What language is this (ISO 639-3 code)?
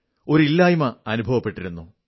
mal